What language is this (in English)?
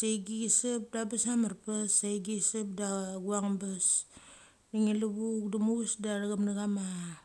Mali